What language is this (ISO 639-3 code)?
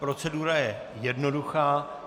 ces